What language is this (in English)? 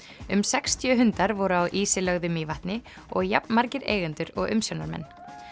Icelandic